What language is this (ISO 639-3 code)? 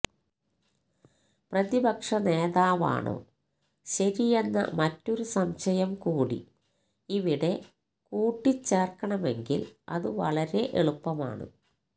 mal